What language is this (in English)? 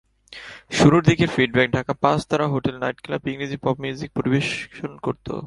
Bangla